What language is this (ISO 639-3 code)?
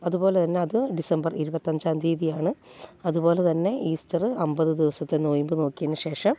mal